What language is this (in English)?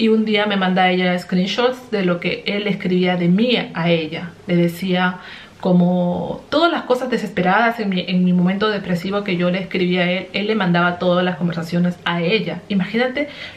Spanish